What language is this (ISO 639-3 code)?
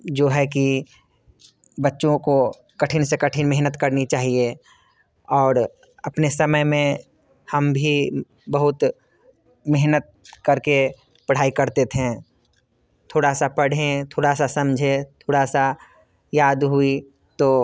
hin